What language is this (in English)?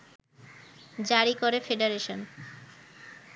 Bangla